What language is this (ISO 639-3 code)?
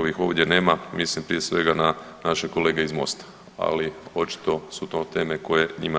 hrv